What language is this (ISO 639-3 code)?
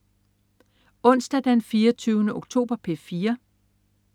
dan